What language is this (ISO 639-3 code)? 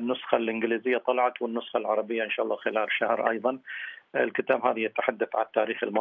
ara